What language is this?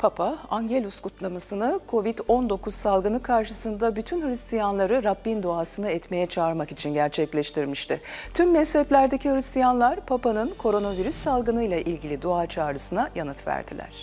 Turkish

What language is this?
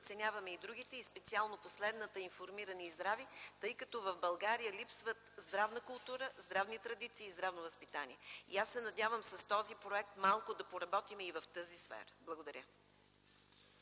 Bulgarian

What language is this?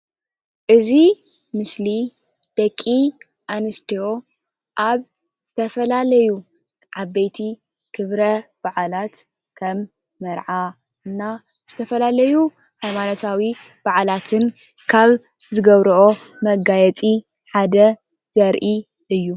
Tigrinya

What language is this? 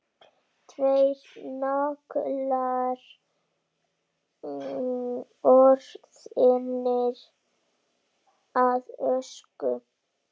Icelandic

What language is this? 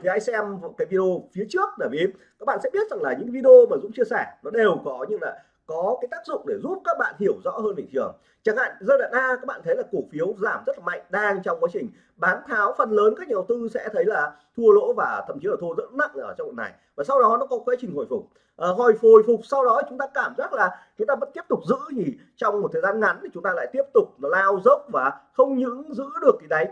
Vietnamese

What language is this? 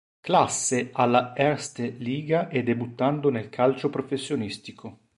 Italian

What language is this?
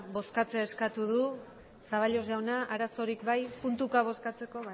Basque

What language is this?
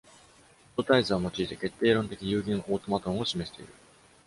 Japanese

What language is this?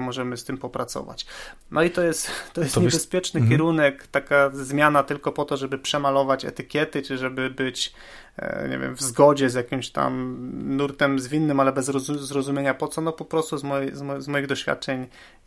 Polish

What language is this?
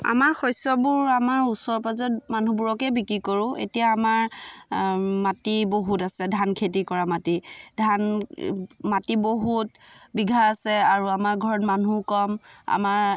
Assamese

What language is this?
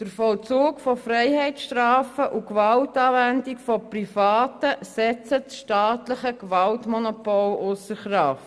Swiss German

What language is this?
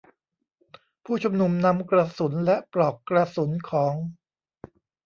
Thai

